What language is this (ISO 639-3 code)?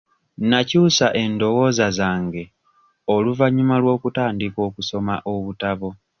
lug